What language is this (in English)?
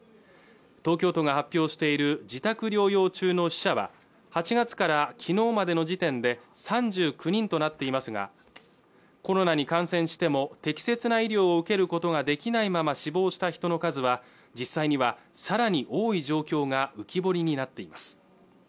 Japanese